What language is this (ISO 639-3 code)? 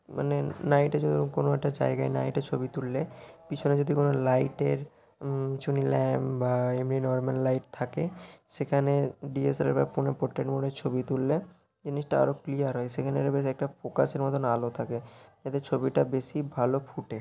ben